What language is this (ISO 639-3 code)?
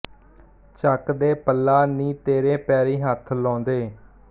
pan